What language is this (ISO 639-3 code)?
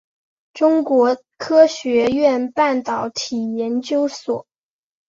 zho